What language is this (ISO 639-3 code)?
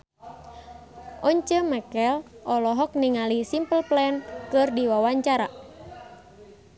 sun